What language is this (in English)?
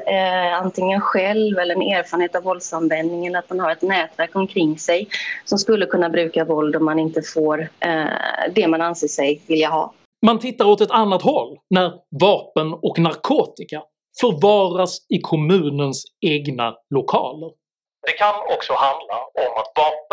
Swedish